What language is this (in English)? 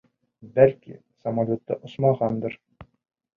Bashkir